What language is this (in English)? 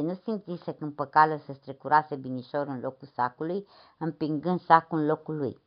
Romanian